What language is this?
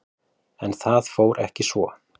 Icelandic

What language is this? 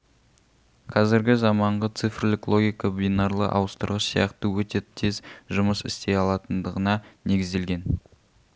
Kazakh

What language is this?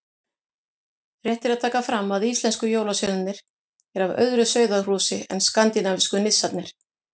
Icelandic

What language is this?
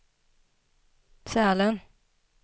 Swedish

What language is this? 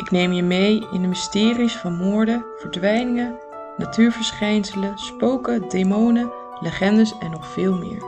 Dutch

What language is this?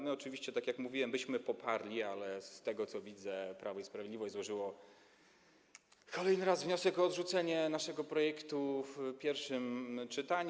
Polish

